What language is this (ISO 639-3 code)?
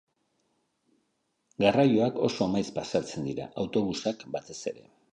eus